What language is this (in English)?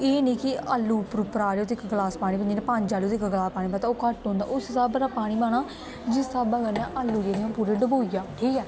Dogri